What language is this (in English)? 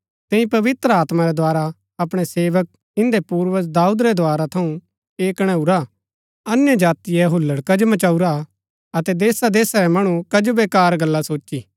Gaddi